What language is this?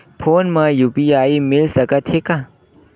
Chhattisgarhi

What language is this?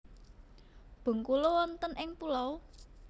Javanese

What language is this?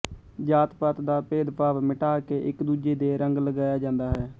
Punjabi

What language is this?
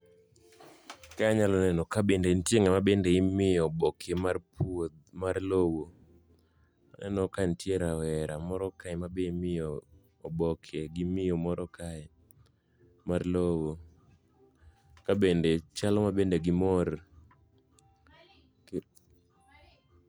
Luo (Kenya and Tanzania)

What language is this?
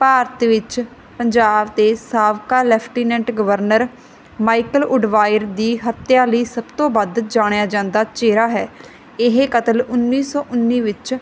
Punjabi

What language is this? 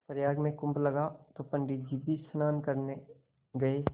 Hindi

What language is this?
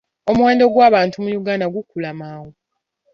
Ganda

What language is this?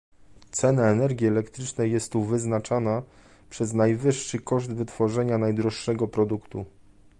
Polish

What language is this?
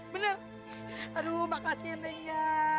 Indonesian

